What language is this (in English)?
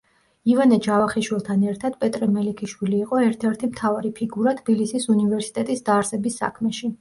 Georgian